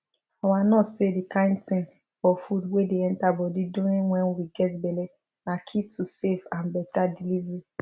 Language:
Nigerian Pidgin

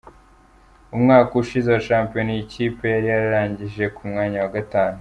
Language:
Kinyarwanda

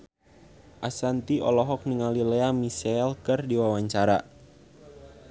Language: Sundanese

